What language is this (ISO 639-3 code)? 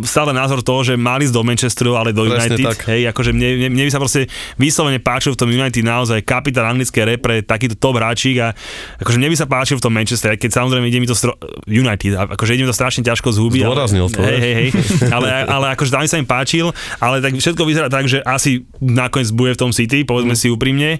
slk